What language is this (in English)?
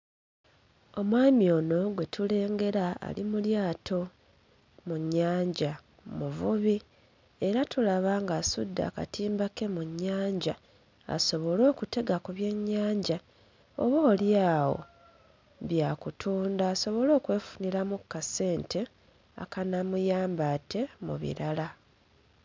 Ganda